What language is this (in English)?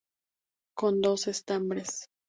Spanish